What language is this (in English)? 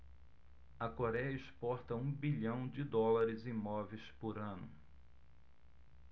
Portuguese